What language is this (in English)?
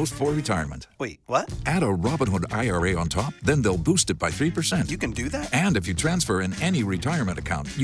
Romanian